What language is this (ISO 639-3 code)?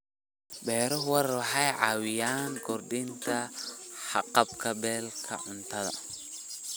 som